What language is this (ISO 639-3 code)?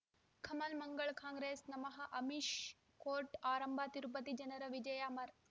kan